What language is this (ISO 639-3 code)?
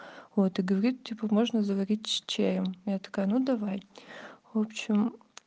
rus